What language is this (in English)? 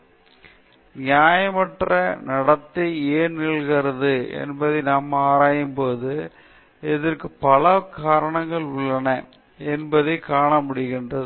Tamil